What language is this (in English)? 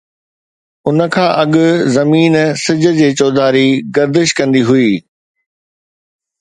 Sindhi